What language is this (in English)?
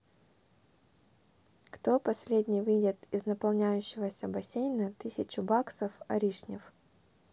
Russian